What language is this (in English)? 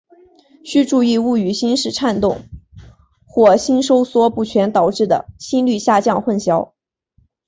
Chinese